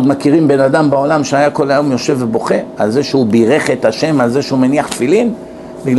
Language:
Hebrew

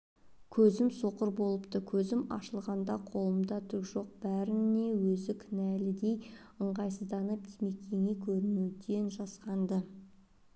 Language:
Kazakh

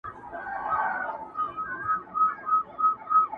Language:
Pashto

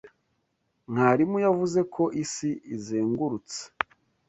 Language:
Kinyarwanda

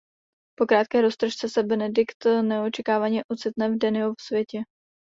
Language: Czech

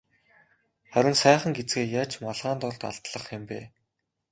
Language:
Mongolian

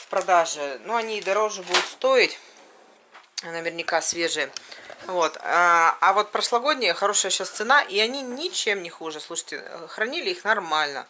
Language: Russian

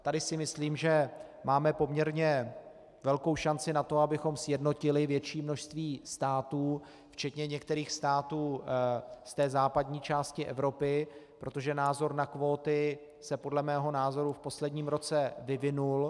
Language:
Czech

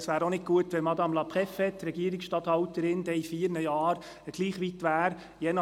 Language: Swiss German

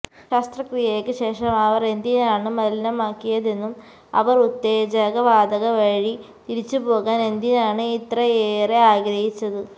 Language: Malayalam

